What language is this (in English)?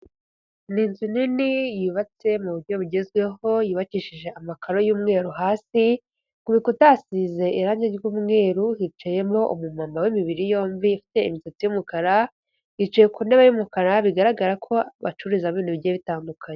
Kinyarwanda